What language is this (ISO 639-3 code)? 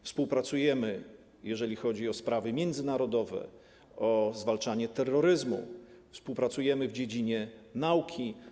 pol